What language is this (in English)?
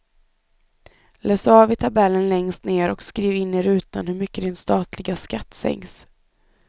Swedish